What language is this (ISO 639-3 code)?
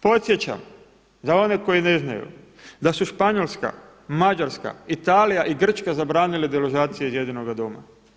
hrv